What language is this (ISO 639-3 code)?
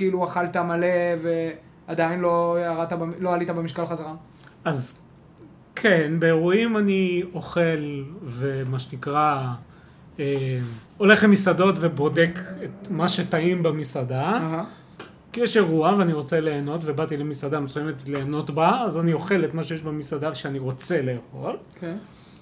heb